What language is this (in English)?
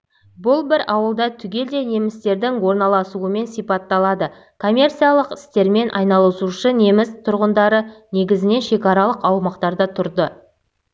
Kazakh